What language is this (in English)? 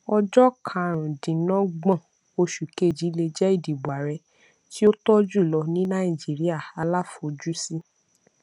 Yoruba